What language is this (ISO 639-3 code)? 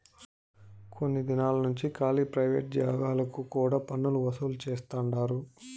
tel